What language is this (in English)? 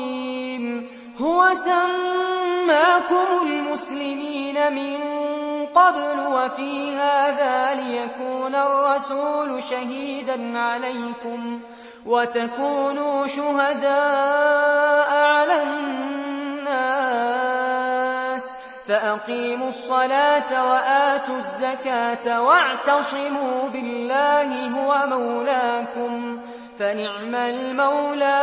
Arabic